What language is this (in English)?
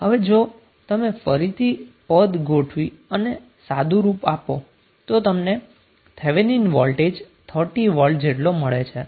Gujarati